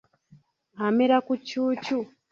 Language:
Ganda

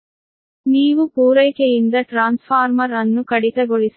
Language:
Kannada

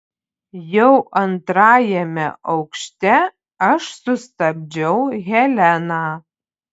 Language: Lithuanian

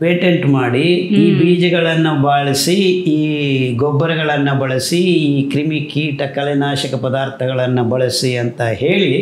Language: Kannada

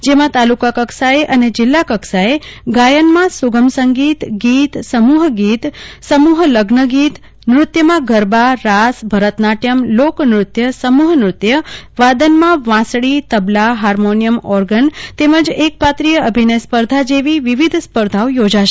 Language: Gujarati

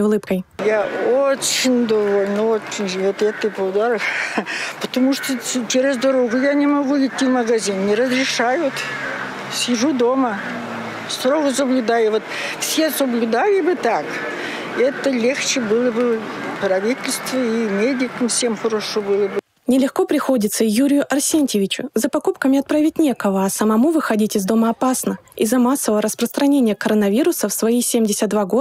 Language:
Russian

